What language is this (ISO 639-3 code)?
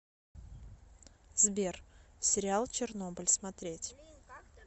rus